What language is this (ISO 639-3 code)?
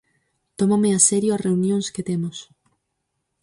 glg